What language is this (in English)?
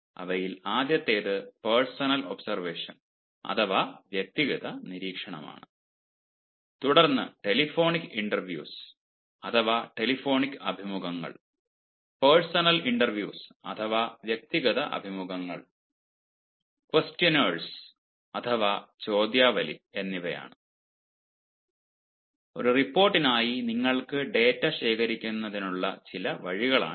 Malayalam